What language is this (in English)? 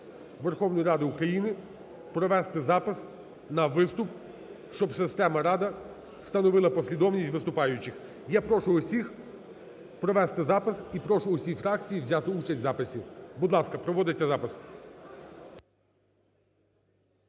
Ukrainian